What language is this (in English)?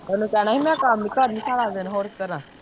Punjabi